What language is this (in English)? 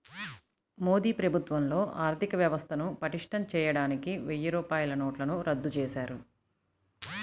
Telugu